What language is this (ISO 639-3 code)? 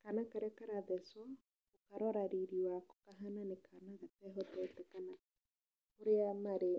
kik